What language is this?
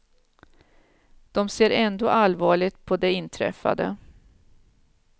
Swedish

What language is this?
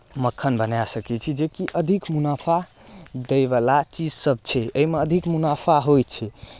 Maithili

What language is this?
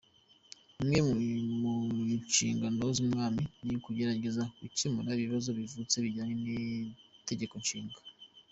Kinyarwanda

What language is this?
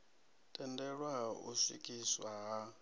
Venda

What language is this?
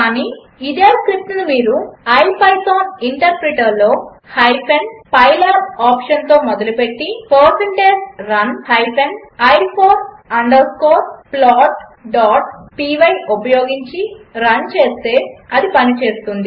Telugu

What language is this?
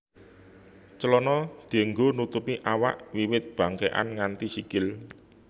Javanese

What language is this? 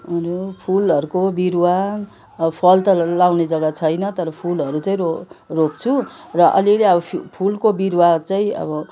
Nepali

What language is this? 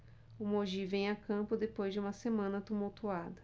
Portuguese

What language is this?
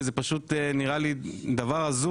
Hebrew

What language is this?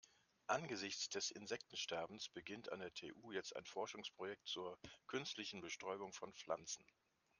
German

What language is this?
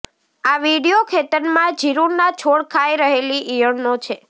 Gujarati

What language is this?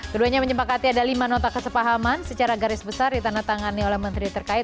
Indonesian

